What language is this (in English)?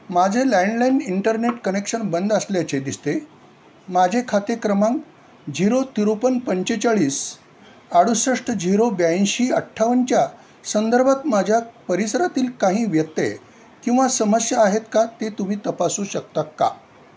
Marathi